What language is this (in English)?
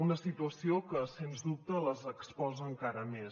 Catalan